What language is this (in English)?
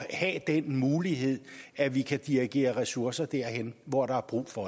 Danish